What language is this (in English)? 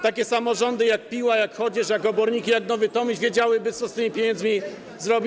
Polish